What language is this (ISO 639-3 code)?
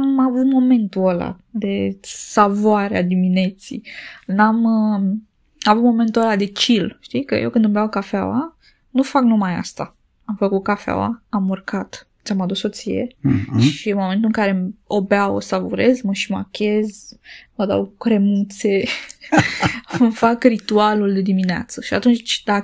ron